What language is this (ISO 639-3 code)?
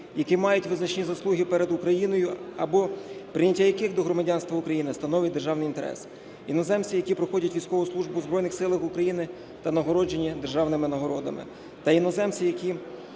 ukr